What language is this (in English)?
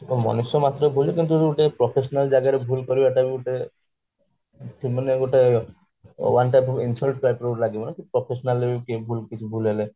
Odia